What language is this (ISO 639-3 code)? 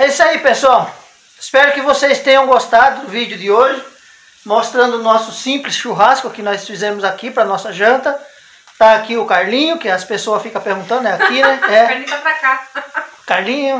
por